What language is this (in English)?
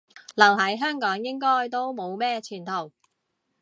Cantonese